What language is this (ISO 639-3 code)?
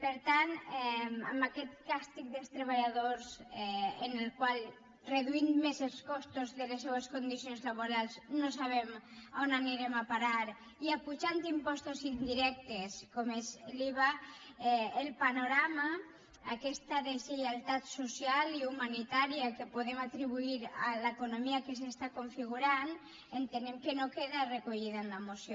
cat